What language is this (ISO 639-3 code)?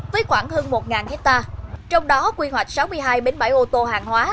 vie